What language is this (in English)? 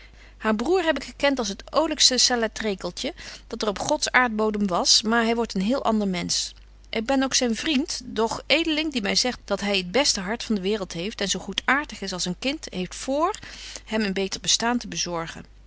Dutch